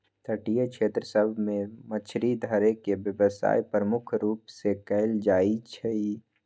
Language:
Magahi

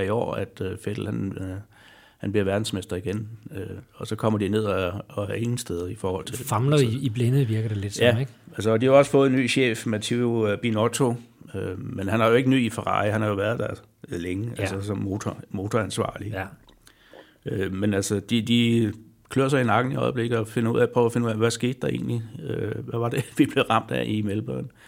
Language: Danish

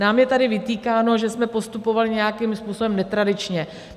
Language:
Czech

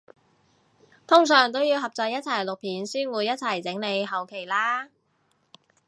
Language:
Cantonese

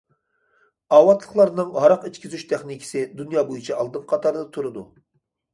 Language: Uyghur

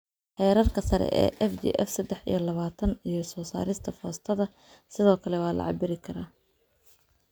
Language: Somali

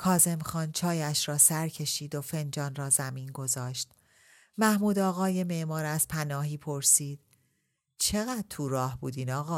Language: Persian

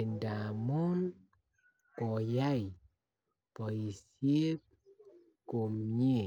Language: Kalenjin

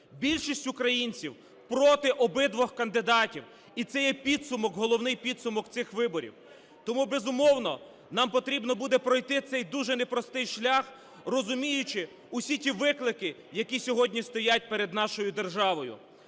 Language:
Ukrainian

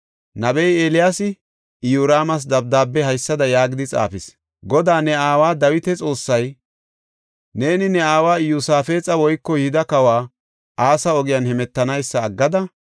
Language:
Gofa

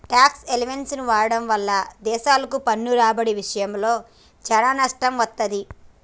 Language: Telugu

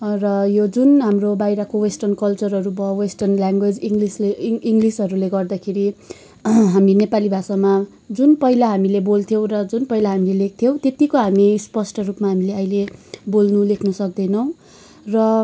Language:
Nepali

